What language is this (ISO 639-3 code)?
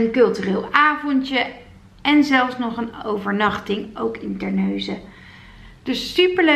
nld